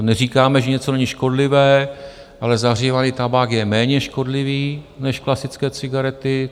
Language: Czech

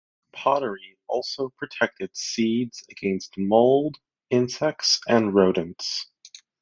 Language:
English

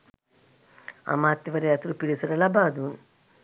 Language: Sinhala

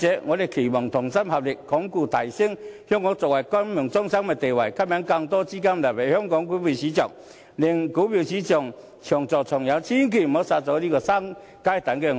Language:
Cantonese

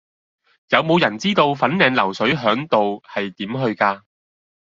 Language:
Cantonese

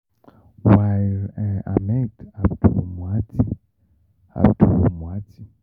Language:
Yoruba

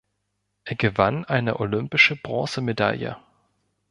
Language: German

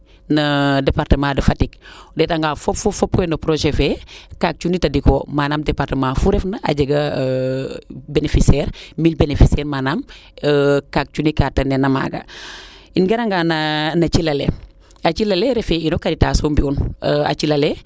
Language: Serer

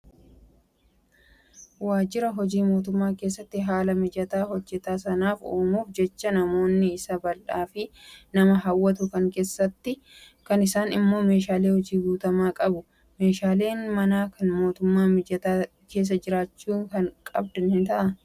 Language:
Oromo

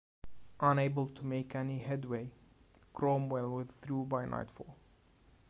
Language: English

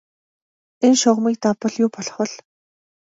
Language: Mongolian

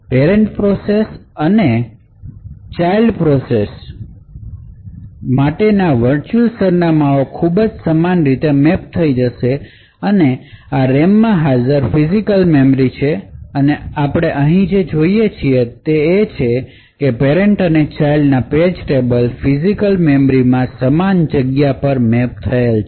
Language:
Gujarati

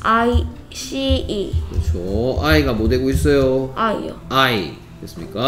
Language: Korean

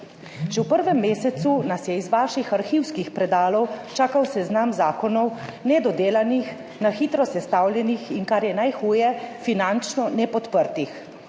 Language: Slovenian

